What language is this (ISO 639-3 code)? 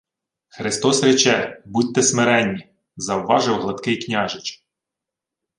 ukr